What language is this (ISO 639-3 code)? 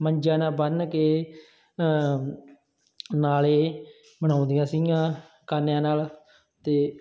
pan